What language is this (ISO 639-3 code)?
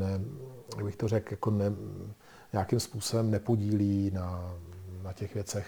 ces